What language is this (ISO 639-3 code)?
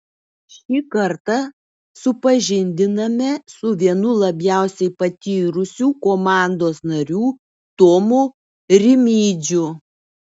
lit